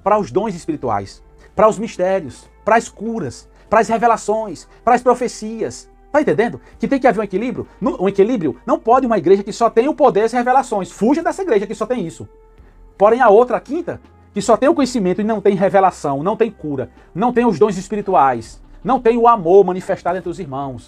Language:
Portuguese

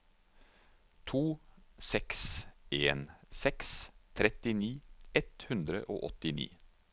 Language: Norwegian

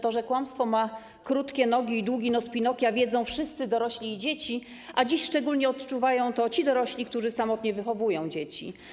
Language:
Polish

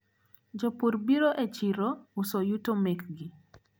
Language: Luo (Kenya and Tanzania)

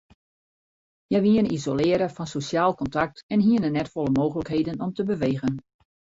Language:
Western Frisian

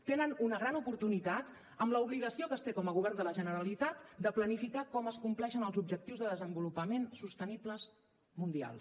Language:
Catalan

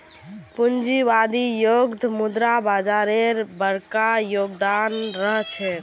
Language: Magahi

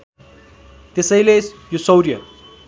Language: Nepali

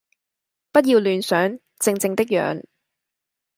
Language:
Cantonese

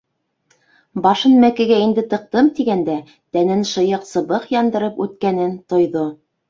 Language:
Bashkir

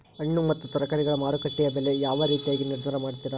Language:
Kannada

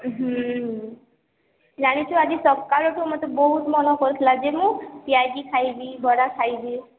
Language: Odia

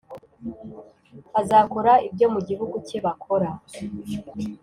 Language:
Kinyarwanda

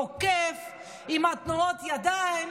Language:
Hebrew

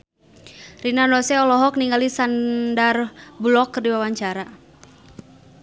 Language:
Sundanese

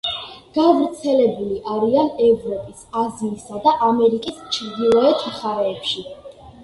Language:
Georgian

